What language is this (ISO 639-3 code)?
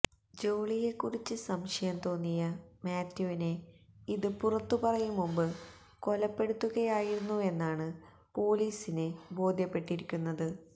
mal